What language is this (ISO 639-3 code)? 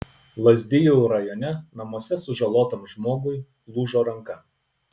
lit